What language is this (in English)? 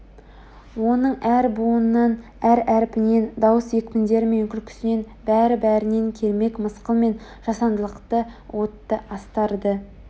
Kazakh